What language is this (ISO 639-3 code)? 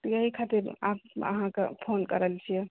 mai